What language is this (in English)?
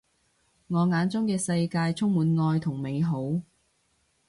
Cantonese